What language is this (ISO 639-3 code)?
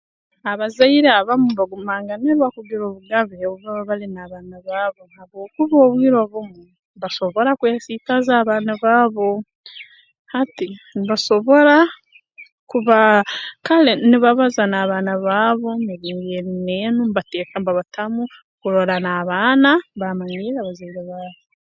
ttj